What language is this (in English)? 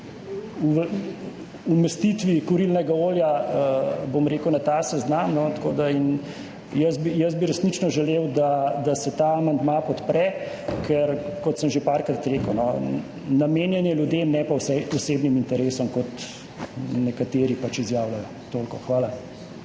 Slovenian